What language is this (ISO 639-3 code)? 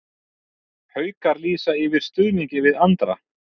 isl